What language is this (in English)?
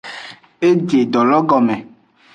Aja (Benin)